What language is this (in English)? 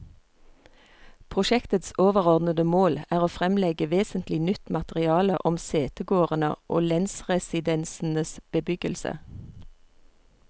Norwegian